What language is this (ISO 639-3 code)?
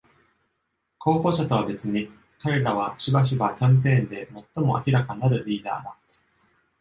jpn